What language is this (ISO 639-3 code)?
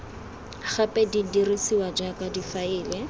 tsn